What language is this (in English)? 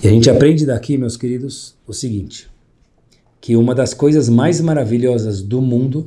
Portuguese